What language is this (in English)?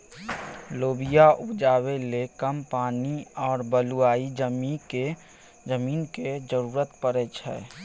Maithili